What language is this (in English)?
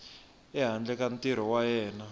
Tsonga